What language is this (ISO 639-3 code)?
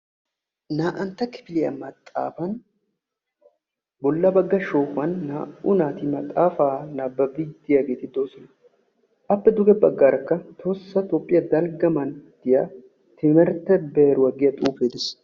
wal